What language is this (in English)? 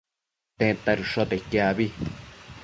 Matsés